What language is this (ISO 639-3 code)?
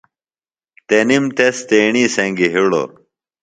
phl